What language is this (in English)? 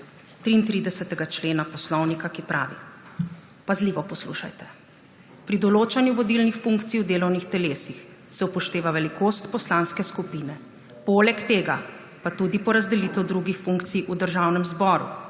Slovenian